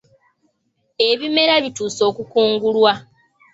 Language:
Ganda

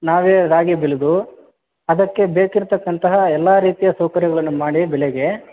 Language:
Kannada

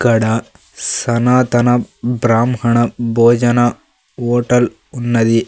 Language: Telugu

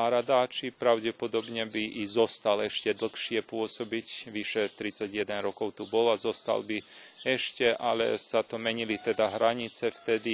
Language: Slovak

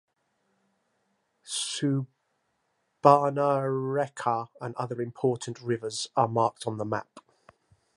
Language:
English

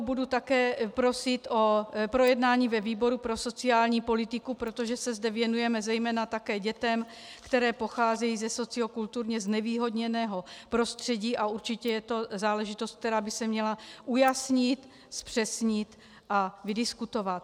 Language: Czech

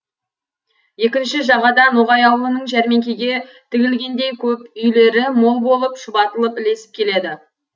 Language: Kazakh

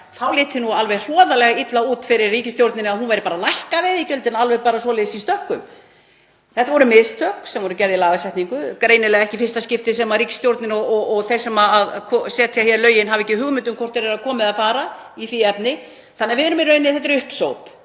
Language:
Icelandic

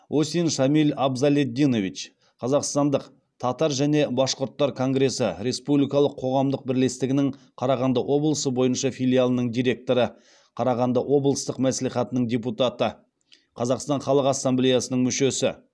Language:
Kazakh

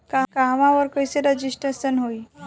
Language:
Bhojpuri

